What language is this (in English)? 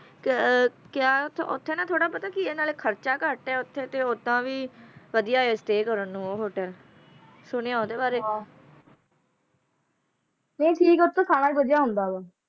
Punjabi